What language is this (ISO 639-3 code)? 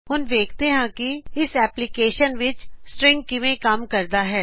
pan